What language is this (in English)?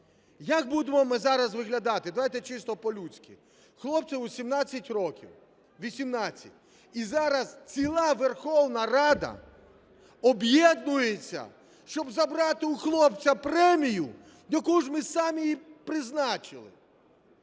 Ukrainian